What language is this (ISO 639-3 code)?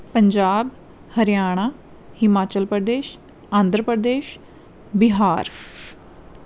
pan